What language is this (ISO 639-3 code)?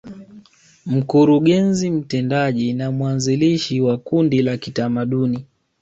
swa